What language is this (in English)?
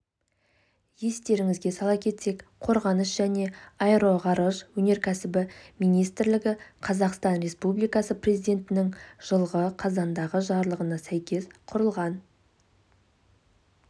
Kazakh